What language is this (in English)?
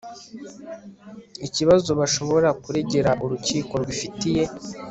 Kinyarwanda